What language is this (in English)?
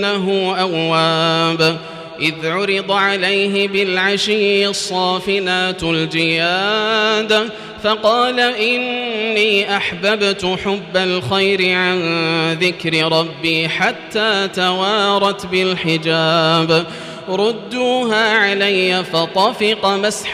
Arabic